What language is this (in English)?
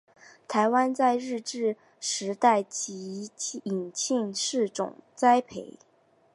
Chinese